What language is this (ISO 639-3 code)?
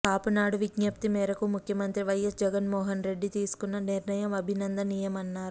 tel